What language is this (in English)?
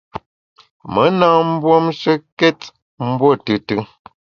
Bamun